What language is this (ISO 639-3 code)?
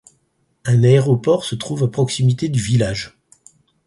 fra